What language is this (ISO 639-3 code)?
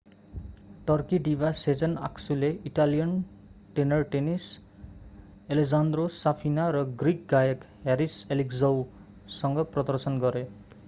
nep